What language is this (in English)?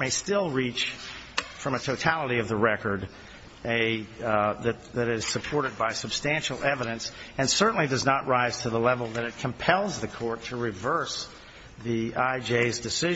English